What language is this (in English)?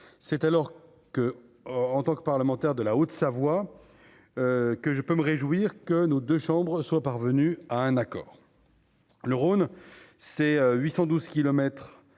French